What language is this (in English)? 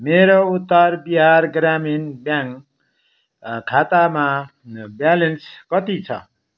Nepali